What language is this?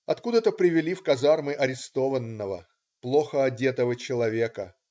Russian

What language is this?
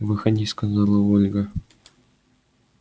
Russian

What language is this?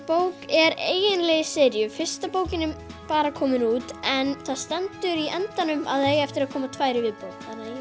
Icelandic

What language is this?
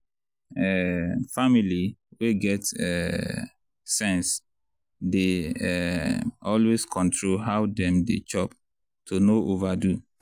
Nigerian Pidgin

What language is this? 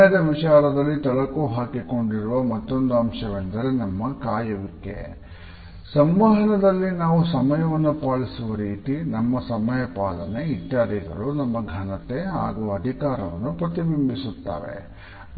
Kannada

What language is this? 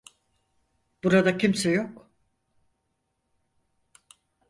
Turkish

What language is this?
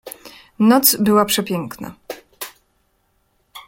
Polish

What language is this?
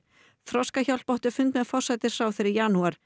Icelandic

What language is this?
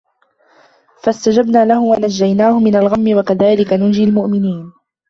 Arabic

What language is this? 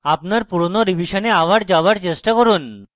Bangla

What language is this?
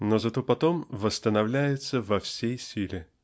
Russian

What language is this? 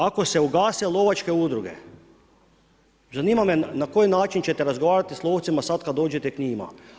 Croatian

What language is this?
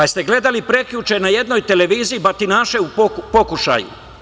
Serbian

